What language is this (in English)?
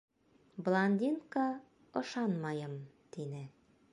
Bashkir